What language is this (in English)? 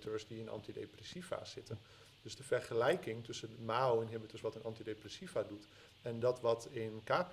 Dutch